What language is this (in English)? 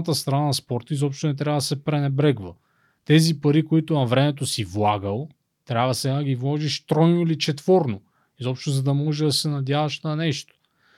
Bulgarian